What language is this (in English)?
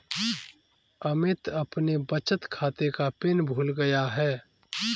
Hindi